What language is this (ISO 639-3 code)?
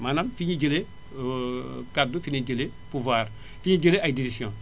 wol